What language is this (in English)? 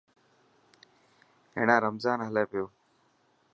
Dhatki